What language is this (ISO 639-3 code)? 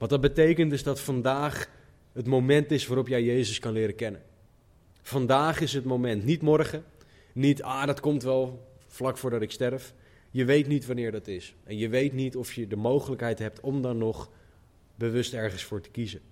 nld